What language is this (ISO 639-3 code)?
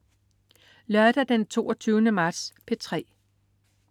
dan